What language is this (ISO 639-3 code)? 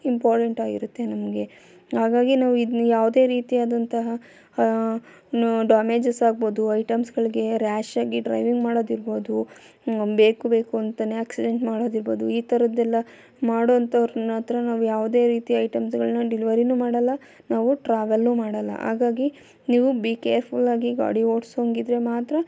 kan